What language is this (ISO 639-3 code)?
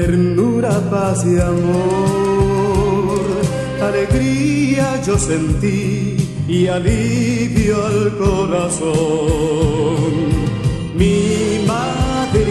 ron